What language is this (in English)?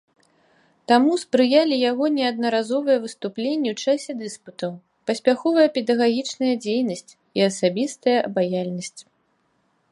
Belarusian